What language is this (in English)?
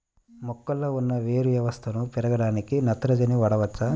Telugu